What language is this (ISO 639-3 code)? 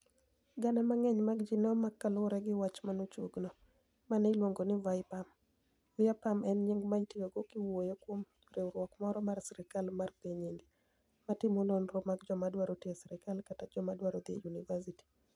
luo